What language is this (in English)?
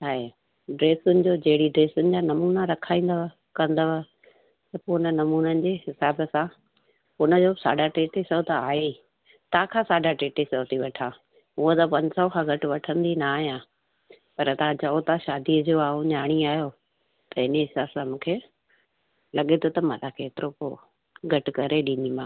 Sindhi